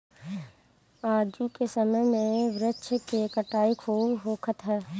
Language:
Bhojpuri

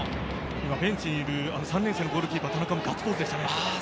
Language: Japanese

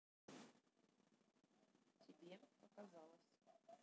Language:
Russian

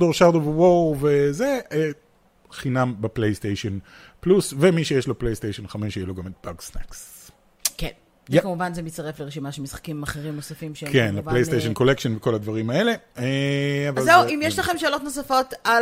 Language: Hebrew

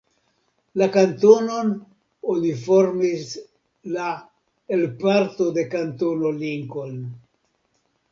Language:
Esperanto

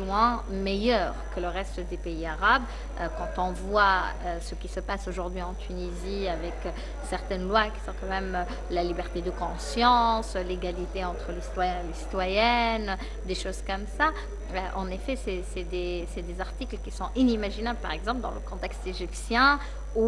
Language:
French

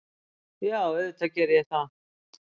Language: Icelandic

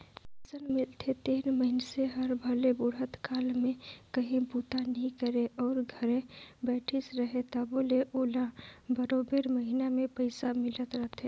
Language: Chhattisgarhi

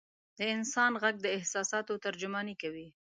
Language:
Pashto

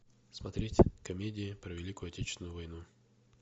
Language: Russian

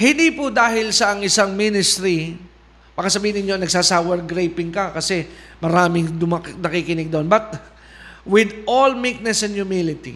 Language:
Filipino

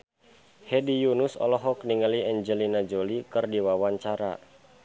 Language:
Sundanese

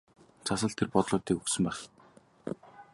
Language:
Mongolian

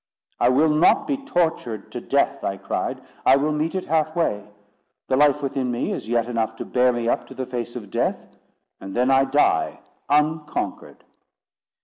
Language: English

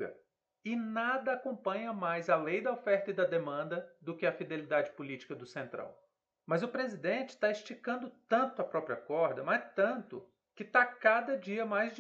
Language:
Portuguese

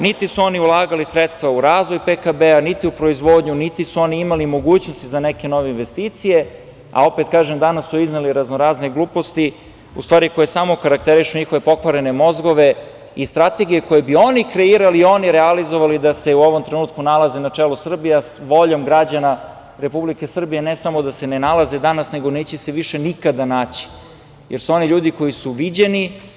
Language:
Serbian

